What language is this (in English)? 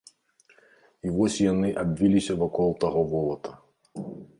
Belarusian